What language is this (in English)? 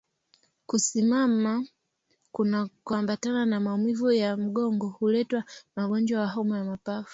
Swahili